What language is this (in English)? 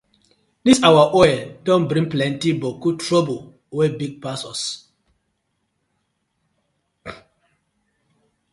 Nigerian Pidgin